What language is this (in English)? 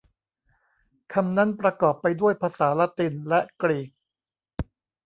Thai